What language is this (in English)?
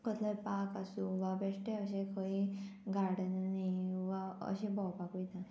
Konkani